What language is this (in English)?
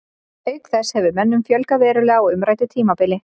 Icelandic